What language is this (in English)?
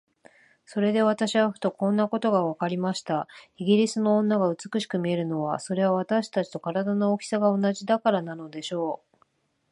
Japanese